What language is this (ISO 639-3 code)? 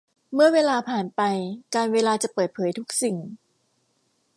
tha